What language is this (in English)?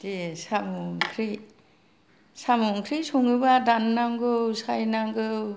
Bodo